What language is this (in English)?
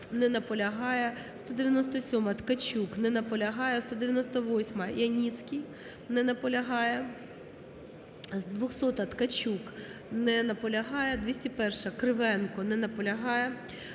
Ukrainian